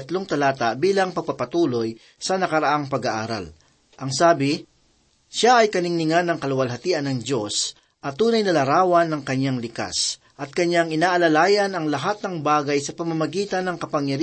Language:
Filipino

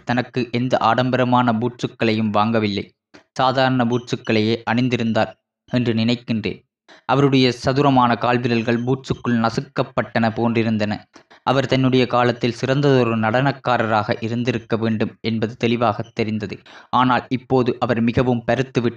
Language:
Tamil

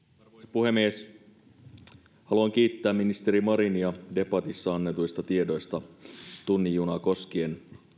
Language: Finnish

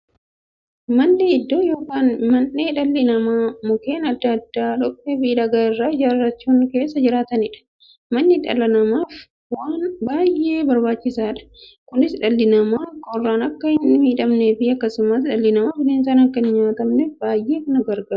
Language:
Oromo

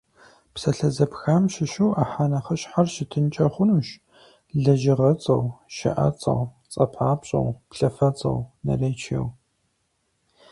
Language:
Kabardian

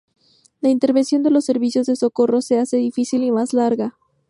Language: Spanish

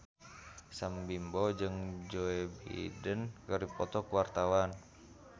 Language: Sundanese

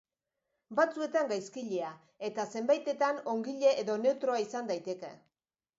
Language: Basque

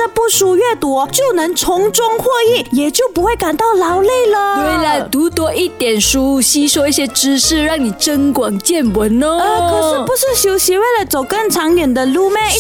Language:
Chinese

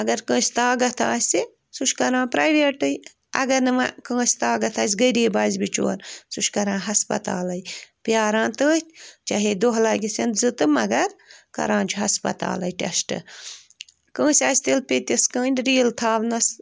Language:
Kashmiri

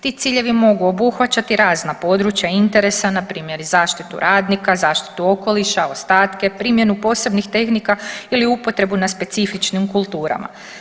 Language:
Croatian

